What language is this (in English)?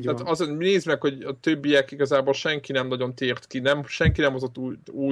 Hungarian